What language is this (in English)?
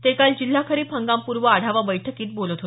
Marathi